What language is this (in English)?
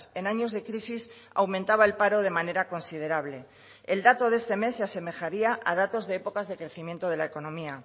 Spanish